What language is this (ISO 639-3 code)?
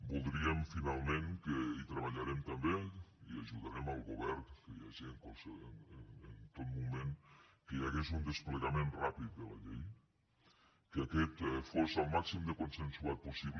cat